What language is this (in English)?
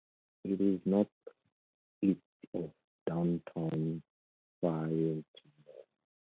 English